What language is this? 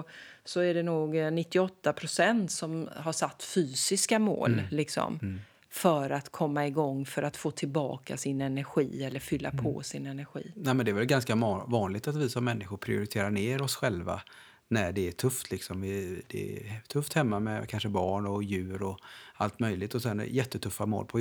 Swedish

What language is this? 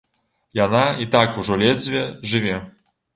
Belarusian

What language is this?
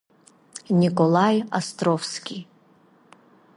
Abkhazian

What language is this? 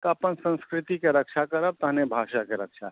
Maithili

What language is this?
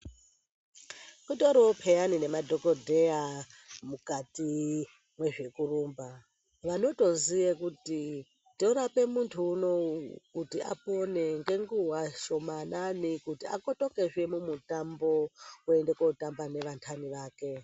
Ndau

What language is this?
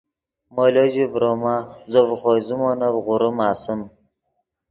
Yidgha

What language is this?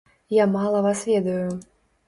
Belarusian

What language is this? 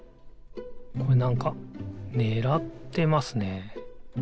Japanese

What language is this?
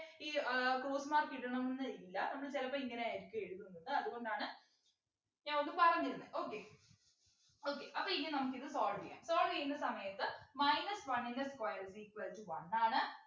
Malayalam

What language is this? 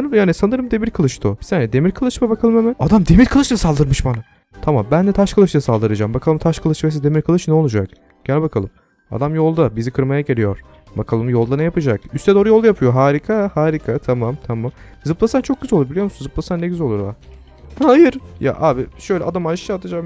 Turkish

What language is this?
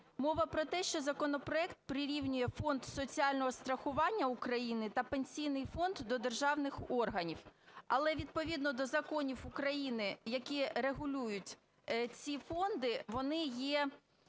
Ukrainian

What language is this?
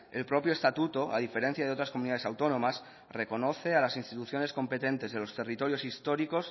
Spanish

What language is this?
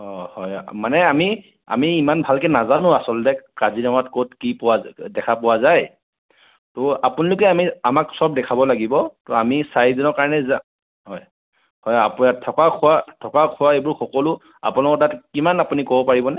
Assamese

